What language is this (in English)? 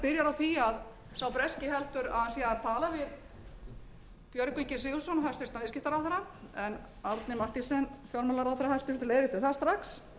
Icelandic